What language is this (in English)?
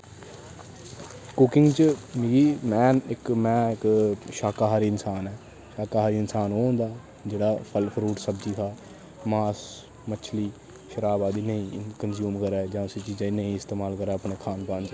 Dogri